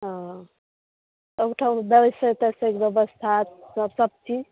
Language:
Maithili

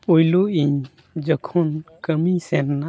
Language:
Santali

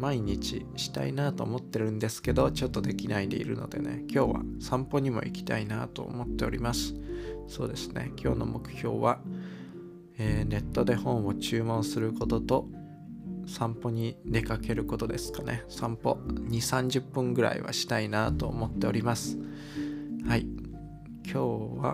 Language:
Japanese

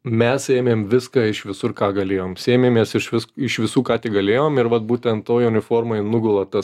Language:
Lithuanian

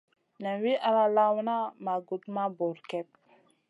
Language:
Masana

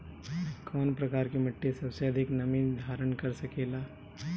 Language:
Bhojpuri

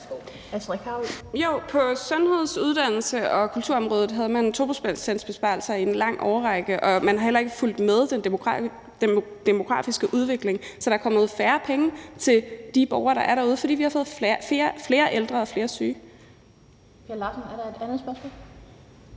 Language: Danish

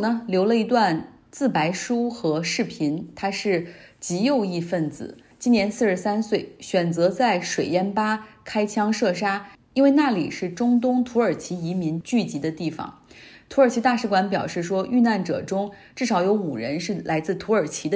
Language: Chinese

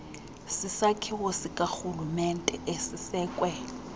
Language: Xhosa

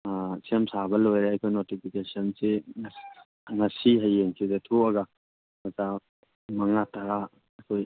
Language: Manipuri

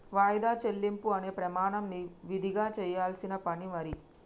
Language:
Telugu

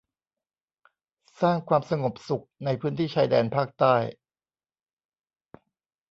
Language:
Thai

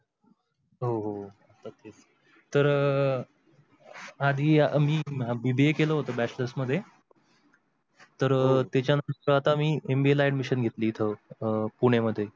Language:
Marathi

